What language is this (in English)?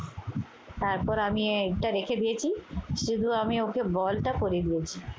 Bangla